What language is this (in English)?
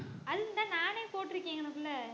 Tamil